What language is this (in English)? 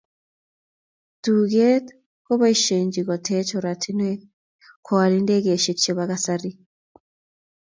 Kalenjin